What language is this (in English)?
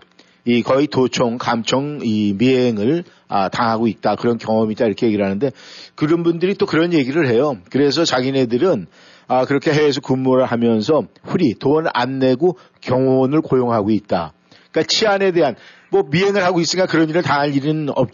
Korean